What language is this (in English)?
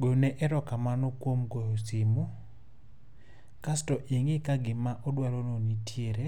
Luo (Kenya and Tanzania)